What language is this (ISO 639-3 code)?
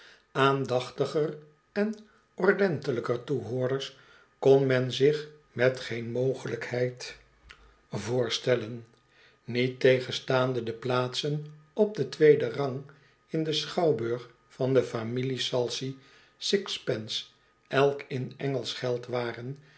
nld